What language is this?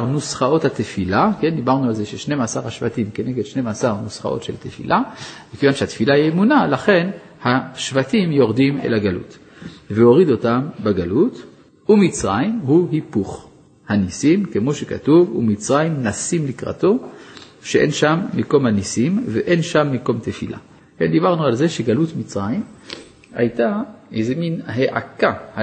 Hebrew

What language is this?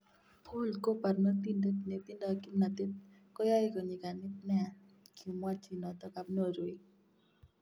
Kalenjin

